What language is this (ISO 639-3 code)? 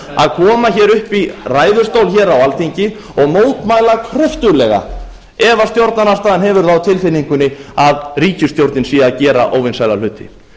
isl